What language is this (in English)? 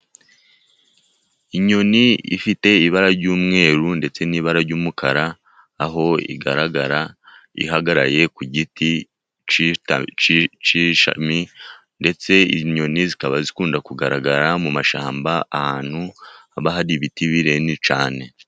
Kinyarwanda